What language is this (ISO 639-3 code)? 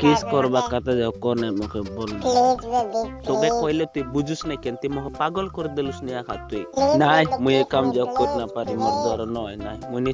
tur